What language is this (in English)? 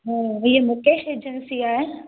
Sindhi